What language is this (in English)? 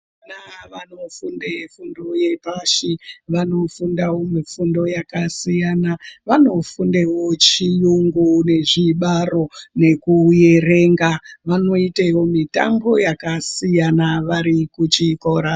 Ndau